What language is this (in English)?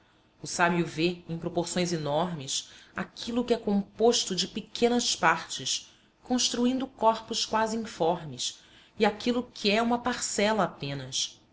Portuguese